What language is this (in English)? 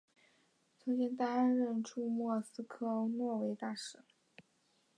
Chinese